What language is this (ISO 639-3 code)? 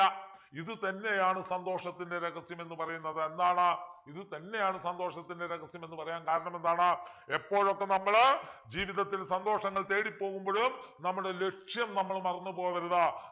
mal